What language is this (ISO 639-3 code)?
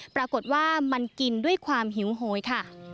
tha